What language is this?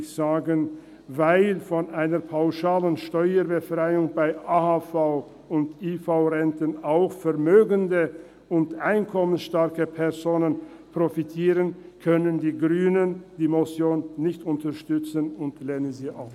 Swiss German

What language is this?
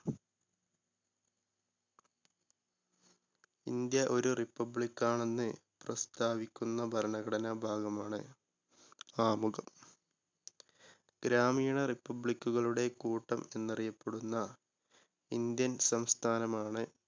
Malayalam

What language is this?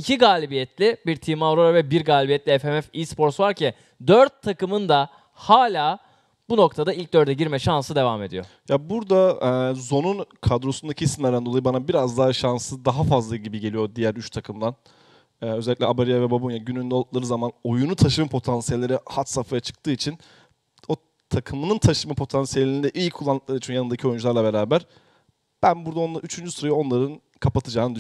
Turkish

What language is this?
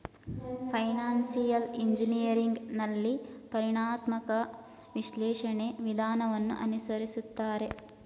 Kannada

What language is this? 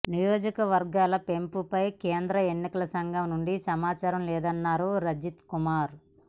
Telugu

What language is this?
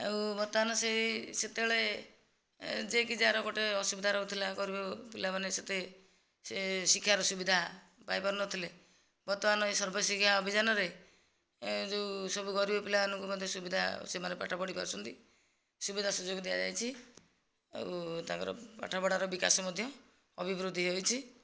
Odia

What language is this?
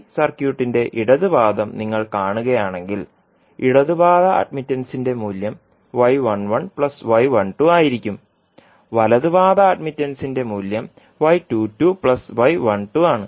Malayalam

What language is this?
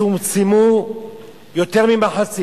Hebrew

